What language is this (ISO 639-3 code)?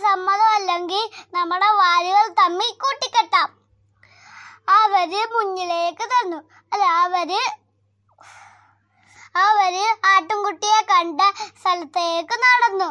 mal